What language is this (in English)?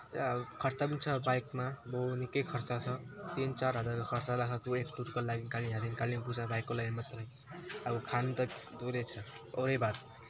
Nepali